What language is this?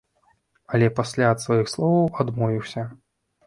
Belarusian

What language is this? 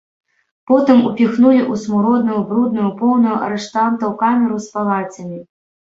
Belarusian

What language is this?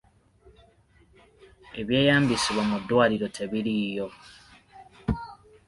Ganda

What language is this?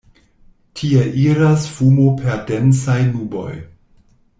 Esperanto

